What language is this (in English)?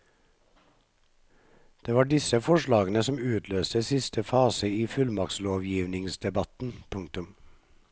Norwegian